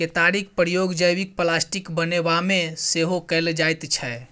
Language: Maithili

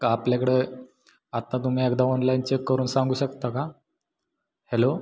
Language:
Marathi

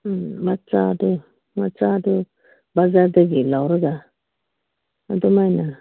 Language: Manipuri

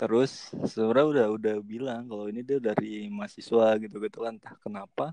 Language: Indonesian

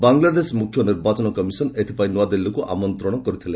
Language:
Odia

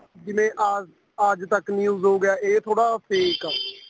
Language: Punjabi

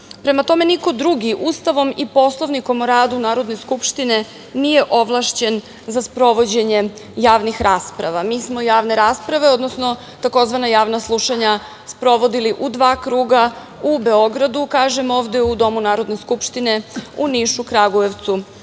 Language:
Serbian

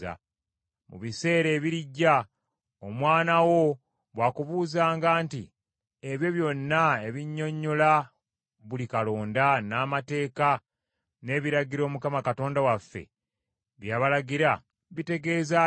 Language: Ganda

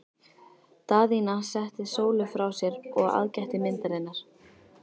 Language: Icelandic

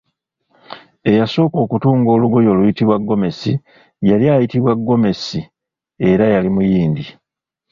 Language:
Ganda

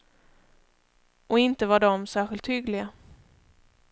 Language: Swedish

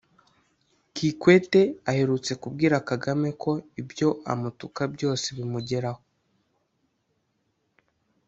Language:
Kinyarwanda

